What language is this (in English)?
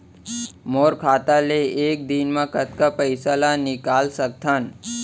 Chhattisgarhi